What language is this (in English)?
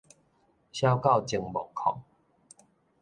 Min Nan Chinese